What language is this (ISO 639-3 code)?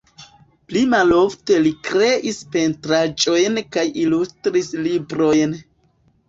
epo